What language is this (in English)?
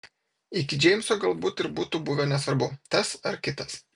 Lithuanian